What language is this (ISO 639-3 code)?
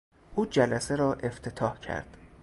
fas